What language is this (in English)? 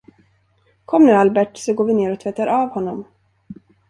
Swedish